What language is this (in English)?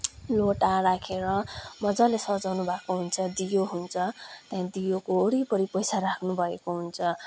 Nepali